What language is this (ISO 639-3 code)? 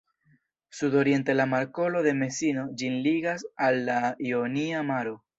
epo